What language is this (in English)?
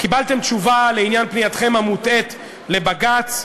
Hebrew